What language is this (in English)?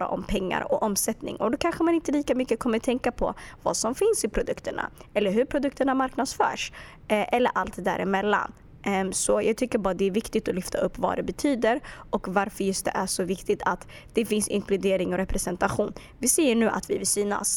Swedish